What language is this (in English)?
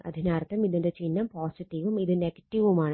Malayalam